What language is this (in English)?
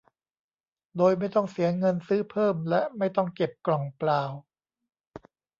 Thai